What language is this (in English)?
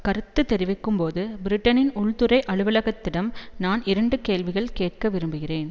Tamil